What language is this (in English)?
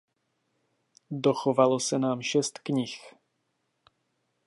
Czech